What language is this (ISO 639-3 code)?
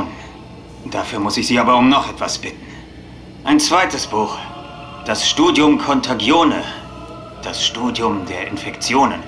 deu